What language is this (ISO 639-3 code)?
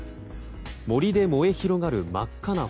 jpn